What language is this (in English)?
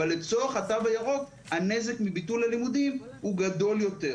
Hebrew